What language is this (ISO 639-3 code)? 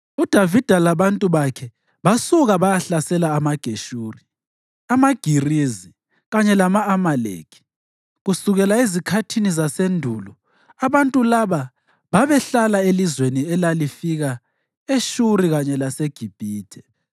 nde